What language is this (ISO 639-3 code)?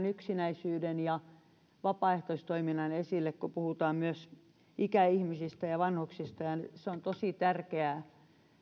fin